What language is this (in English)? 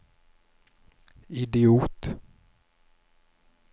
Norwegian